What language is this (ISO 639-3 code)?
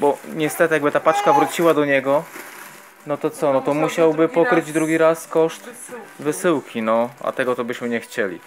pol